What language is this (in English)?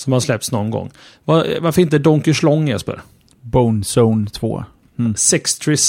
Swedish